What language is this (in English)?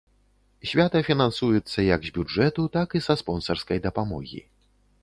Belarusian